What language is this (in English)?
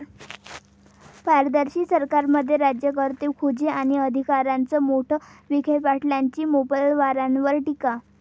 Marathi